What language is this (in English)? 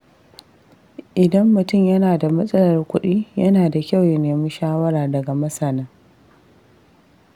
Hausa